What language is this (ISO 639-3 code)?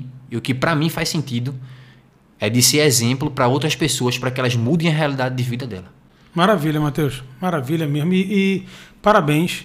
por